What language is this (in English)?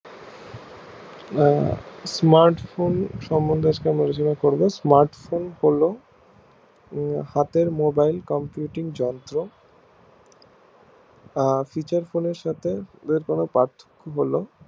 Bangla